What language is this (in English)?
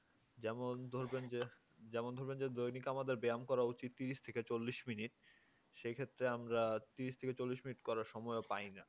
Bangla